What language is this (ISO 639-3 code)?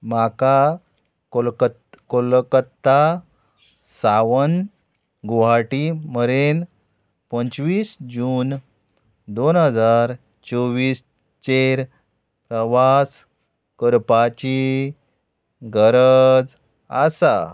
kok